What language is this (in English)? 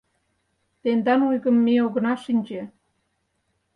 Mari